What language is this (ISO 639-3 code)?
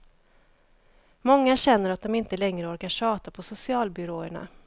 swe